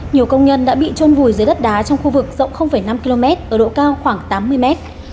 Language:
Vietnamese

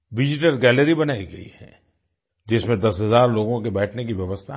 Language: Hindi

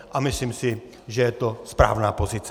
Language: Czech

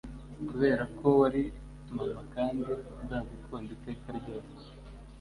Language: Kinyarwanda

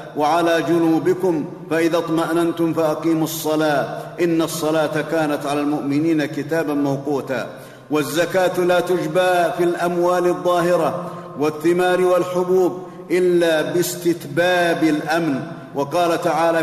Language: Arabic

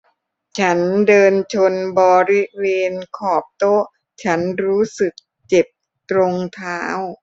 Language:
Thai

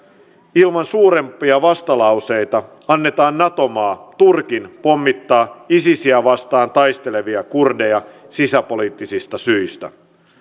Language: Finnish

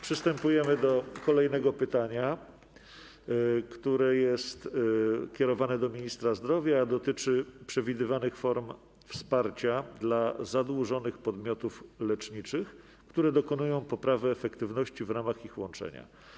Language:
Polish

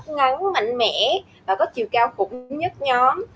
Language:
Vietnamese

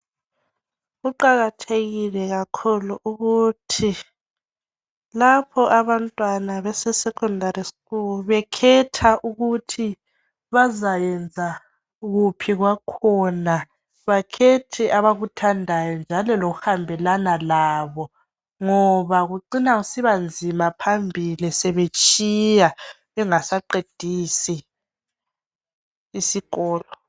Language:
North Ndebele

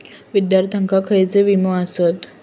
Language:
Marathi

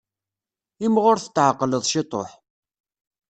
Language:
Kabyle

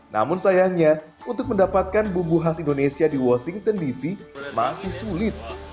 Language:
Indonesian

